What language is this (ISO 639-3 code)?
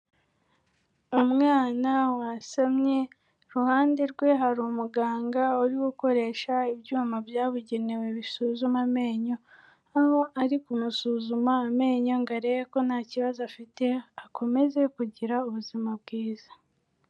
kin